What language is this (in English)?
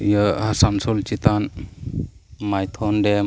Santali